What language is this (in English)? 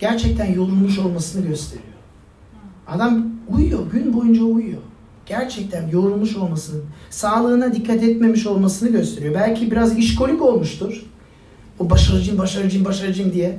Turkish